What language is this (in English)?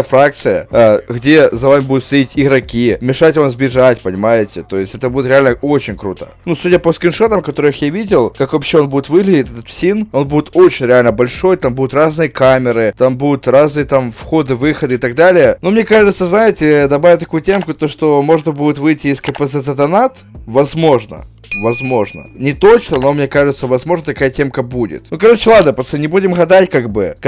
Russian